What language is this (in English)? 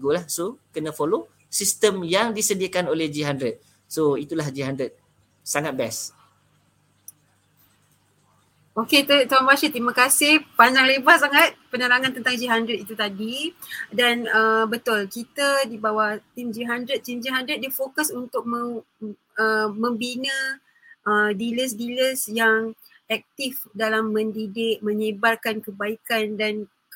Malay